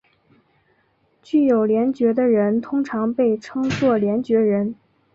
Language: Chinese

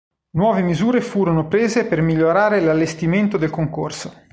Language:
Italian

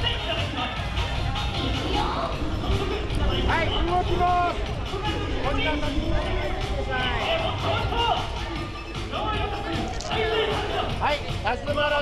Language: Japanese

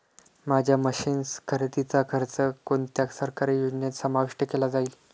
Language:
Marathi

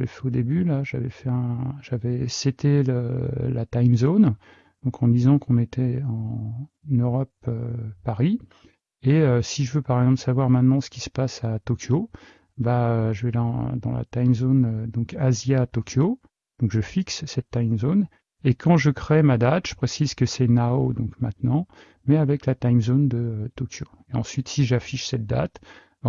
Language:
French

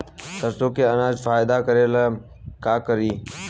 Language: Bhojpuri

